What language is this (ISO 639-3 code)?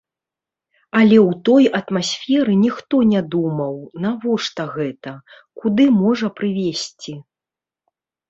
bel